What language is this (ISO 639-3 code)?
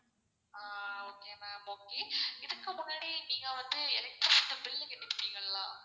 tam